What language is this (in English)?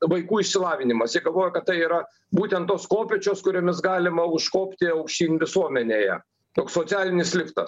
Lithuanian